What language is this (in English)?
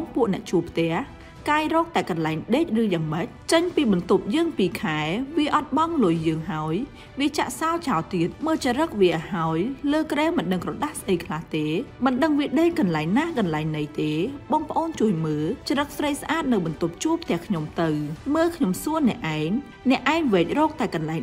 Thai